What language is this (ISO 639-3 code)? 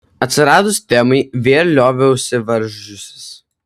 lit